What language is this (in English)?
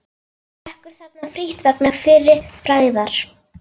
Icelandic